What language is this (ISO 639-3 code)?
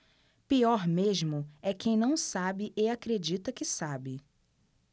por